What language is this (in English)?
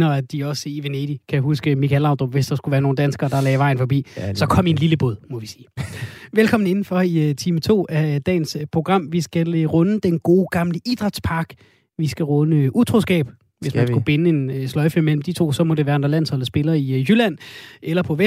Danish